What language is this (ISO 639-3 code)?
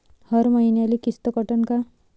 mar